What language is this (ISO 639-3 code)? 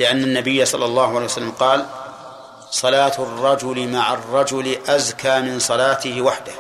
ara